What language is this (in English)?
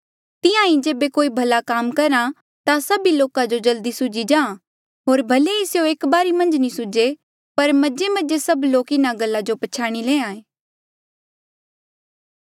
Mandeali